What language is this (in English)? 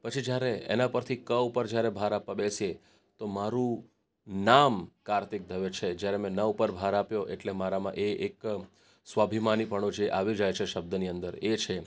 Gujarati